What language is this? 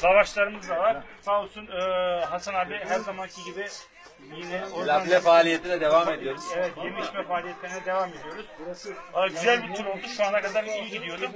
Turkish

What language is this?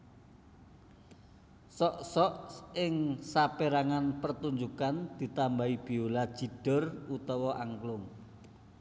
Javanese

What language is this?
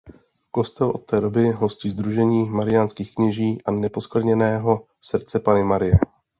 Czech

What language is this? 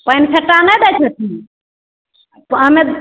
Maithili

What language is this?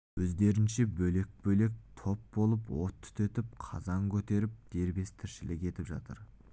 Kazakh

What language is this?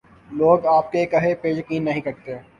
Urdu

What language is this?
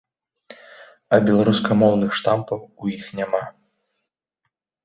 Belarusian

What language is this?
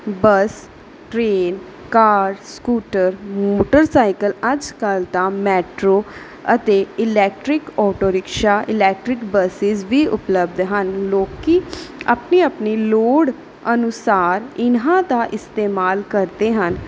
Punjabi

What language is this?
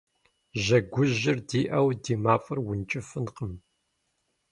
Kabardian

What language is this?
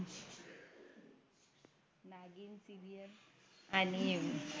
Marathi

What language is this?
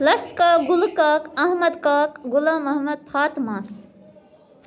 Kashmiri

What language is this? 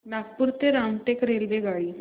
Marathi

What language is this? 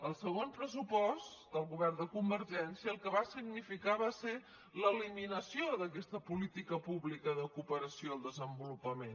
Catalan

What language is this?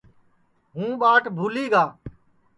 Sansi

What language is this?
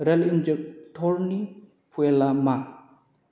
Bodo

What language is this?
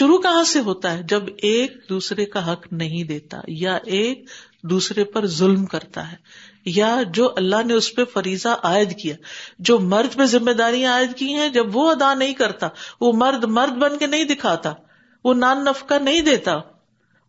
Urdu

